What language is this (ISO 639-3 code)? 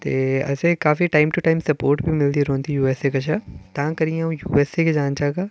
doi